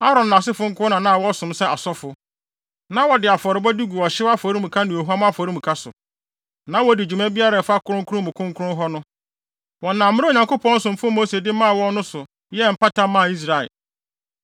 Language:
Akan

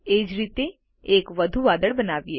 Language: Gujarati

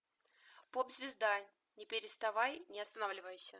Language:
Russian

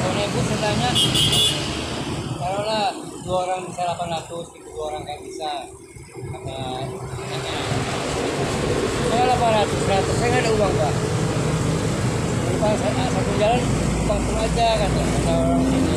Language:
Indonesian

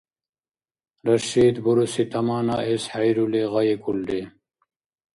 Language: Dargwa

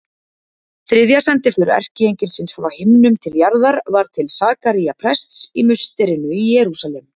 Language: Icelandic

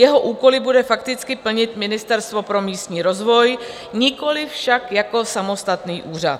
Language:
Czech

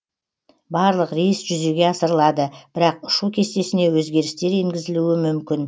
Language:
Kazakh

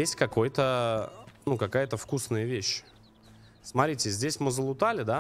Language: Russian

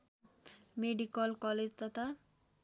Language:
Nepali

